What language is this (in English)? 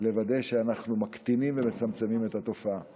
Hebrew